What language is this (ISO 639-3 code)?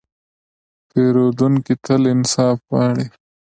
pus